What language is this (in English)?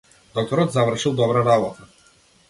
Macedonian